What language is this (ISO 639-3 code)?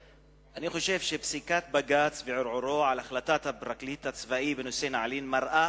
heb